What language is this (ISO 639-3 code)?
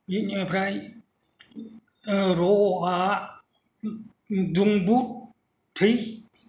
brx